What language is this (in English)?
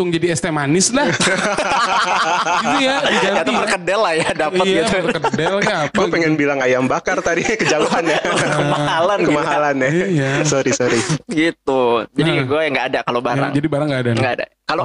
Indonesian